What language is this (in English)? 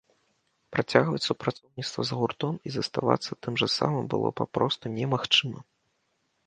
Belarusian